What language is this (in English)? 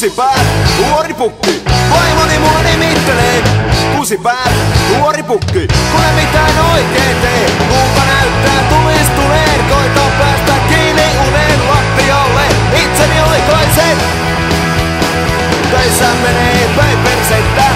Finnish